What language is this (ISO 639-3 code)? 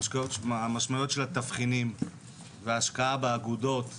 heb